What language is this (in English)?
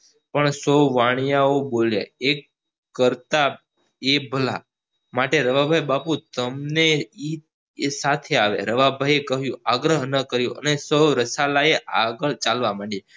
Gujarati